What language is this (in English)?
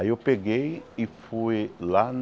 Portuguese